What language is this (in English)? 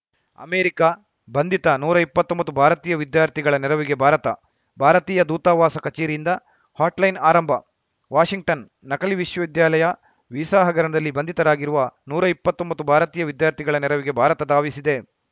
Kannada